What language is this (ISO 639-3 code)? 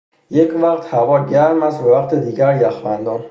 fas